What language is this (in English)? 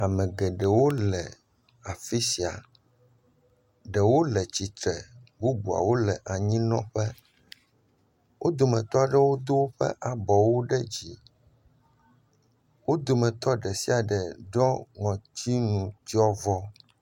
Ewe